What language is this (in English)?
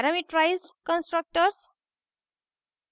Hindi